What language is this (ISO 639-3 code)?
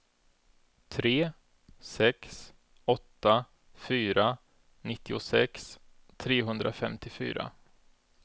swe